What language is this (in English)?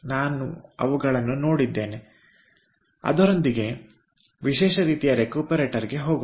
Kannada